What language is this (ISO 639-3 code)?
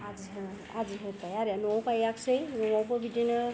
brx